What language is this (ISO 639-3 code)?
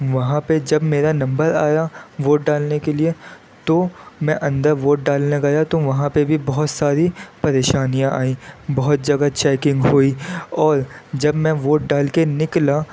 urd